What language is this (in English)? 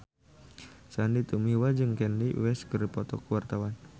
Sundanese